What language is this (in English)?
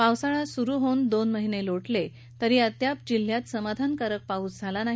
Marathi